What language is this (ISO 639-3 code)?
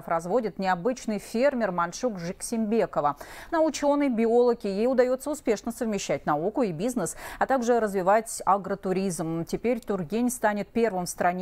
rus